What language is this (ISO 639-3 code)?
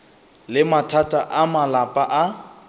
nso